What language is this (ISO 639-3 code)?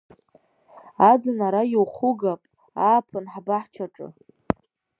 abk